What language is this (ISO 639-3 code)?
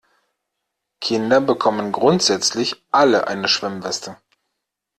deu